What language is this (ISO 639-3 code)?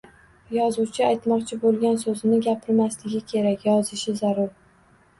uzb